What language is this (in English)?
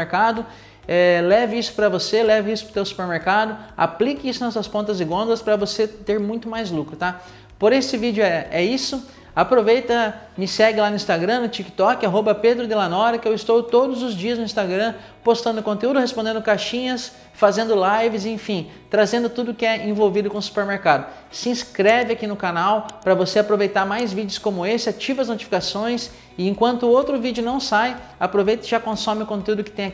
Portuguese